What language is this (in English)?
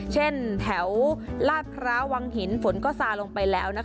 Thai